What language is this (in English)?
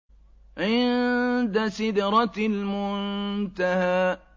Arabic